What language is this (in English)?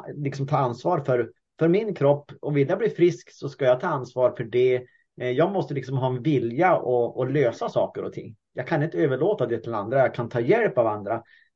Swedish